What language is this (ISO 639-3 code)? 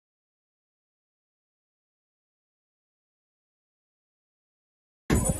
pol